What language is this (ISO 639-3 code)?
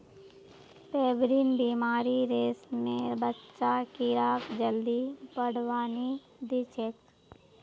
mag